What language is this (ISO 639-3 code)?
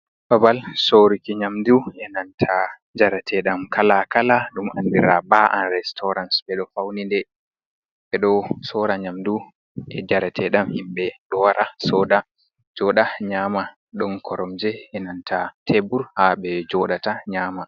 ful